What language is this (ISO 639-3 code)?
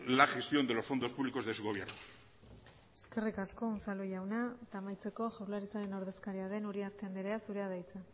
eus